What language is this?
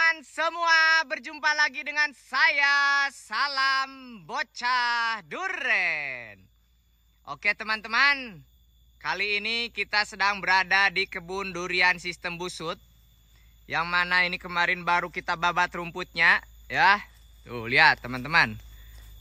Indonesian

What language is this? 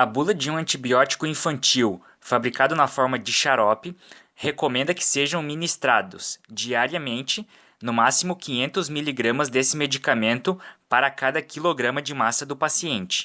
Portuguese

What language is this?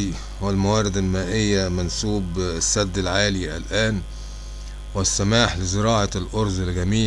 Arabic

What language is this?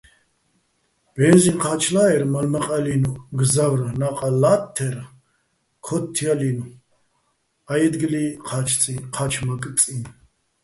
Bats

